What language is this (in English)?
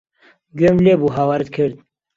Central Kurdish